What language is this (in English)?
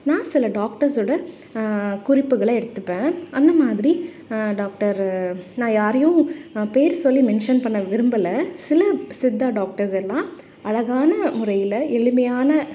Tamil